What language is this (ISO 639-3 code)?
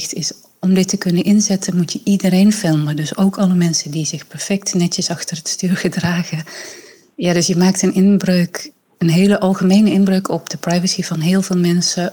nld